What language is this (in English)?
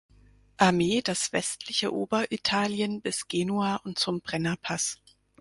German